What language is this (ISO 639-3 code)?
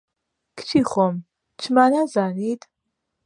ckb